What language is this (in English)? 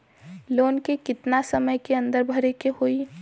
Bhojpuri